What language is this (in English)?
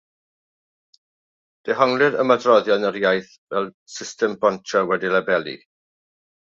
Welsh